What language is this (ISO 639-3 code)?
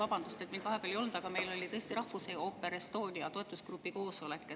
est